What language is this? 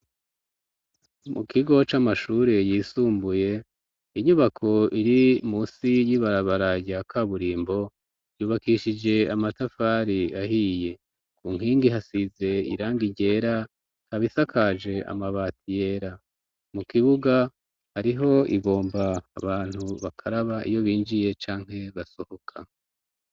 Rundi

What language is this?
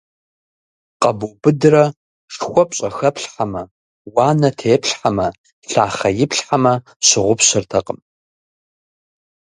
Kabardian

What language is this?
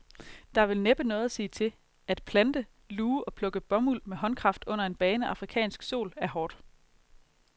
Danish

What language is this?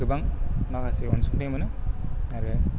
Bodo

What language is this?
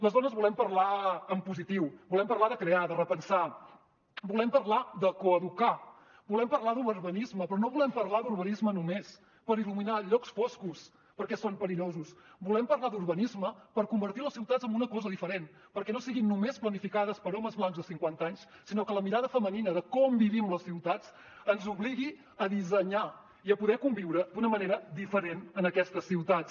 Catalan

